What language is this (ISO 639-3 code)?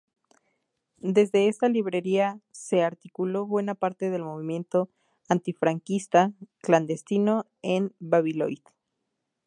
spa